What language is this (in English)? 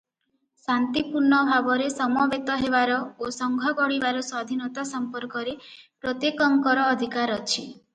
Odia